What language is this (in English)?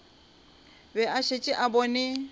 Northern Sotho